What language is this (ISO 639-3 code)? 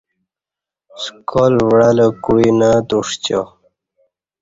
bsh